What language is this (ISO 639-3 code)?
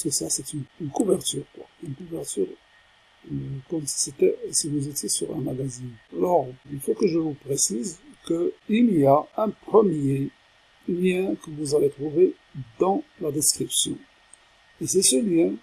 fra